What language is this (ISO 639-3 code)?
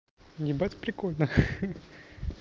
rus